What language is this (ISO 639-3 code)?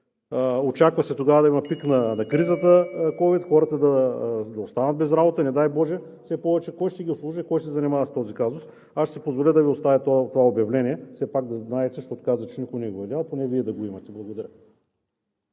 bul